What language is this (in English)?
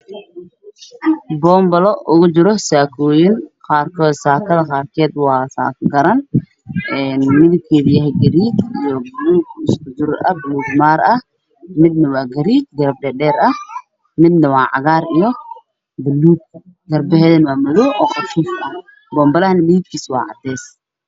Somali